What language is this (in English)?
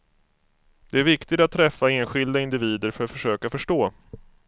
Swedish